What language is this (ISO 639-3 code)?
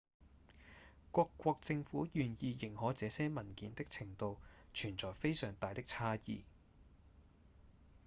yue